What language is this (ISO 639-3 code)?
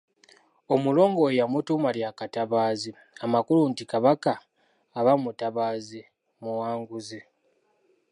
lug